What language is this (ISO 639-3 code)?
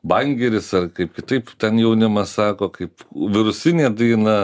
lit